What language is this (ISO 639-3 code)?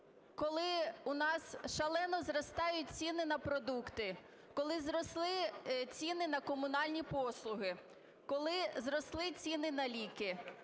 ukr